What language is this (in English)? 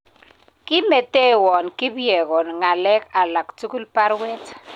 Kalenjin